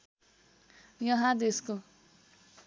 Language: Nepali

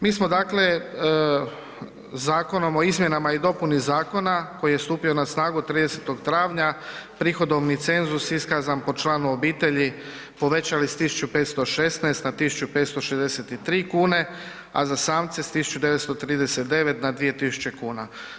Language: Croatian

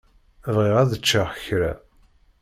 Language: Kabyle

